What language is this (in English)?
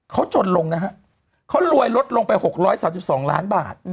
Thai